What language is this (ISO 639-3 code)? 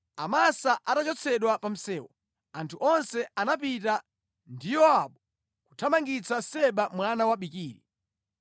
nya